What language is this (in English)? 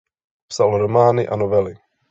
Czech